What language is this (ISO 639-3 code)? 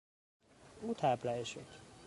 fas